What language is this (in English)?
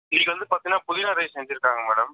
Tamil